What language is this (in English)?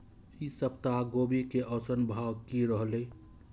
Maithili